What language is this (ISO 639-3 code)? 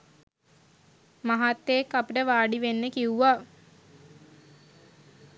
sin